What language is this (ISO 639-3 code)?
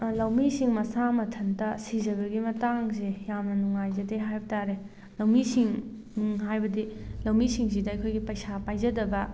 mni